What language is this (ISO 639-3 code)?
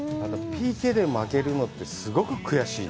jpn